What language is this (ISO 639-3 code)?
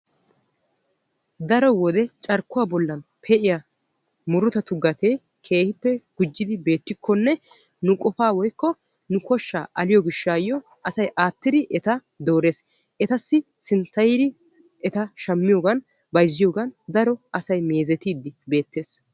wal